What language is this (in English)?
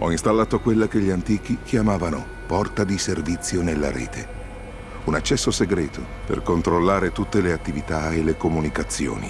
Italian